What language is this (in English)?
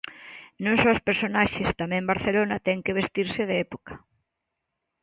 Galician